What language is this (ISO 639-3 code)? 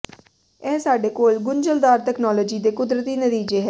pan